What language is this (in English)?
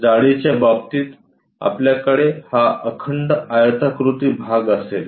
Marathi